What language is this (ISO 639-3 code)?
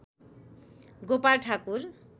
nep